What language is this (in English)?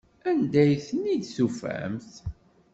Kabyle